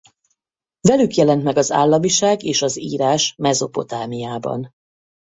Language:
Hungarian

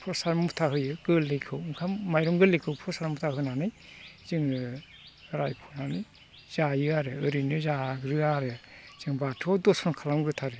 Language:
Bodo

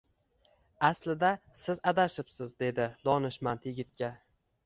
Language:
Uzbek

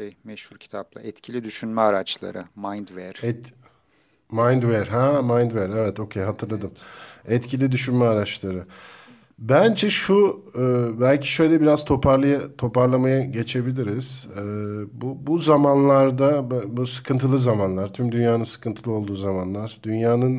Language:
Turkish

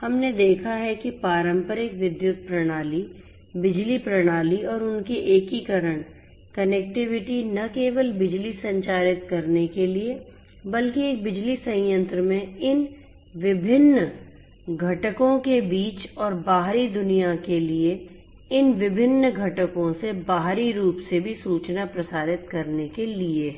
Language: Hindi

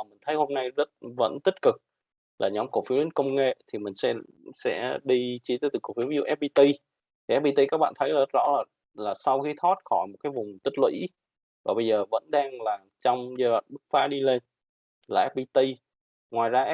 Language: Vietnamese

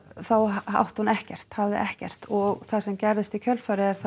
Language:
Icelandic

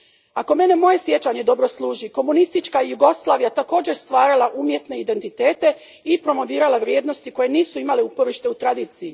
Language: Croatian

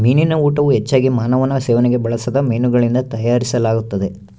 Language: Kannada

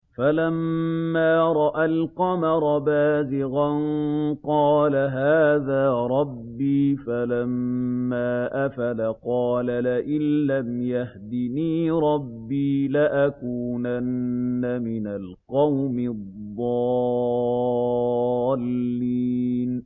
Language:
Arabic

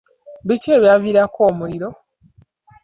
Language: Ganda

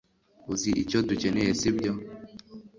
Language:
Kinyarwanda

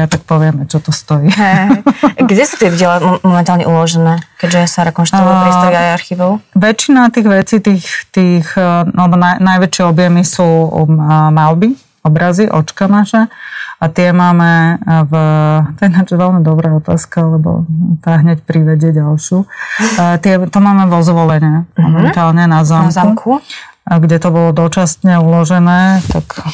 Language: Slovak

